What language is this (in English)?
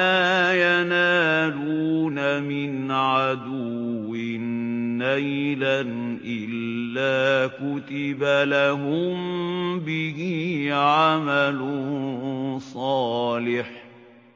Arabic